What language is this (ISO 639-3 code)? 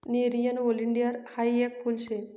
mar